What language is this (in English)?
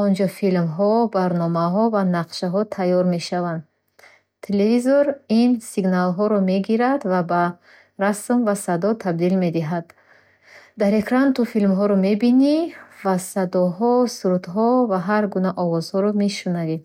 Bukharic